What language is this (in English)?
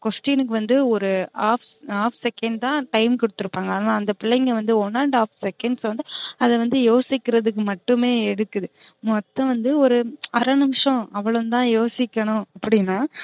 Tamil